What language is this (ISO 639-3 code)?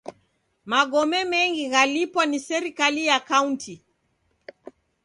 dav